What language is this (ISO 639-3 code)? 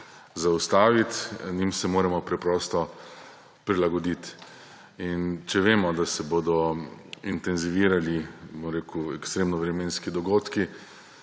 slv